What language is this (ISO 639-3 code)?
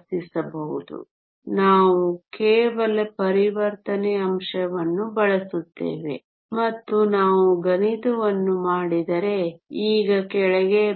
kan